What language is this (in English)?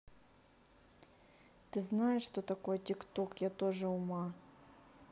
Russian